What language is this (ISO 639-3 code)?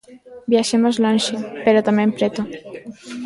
glg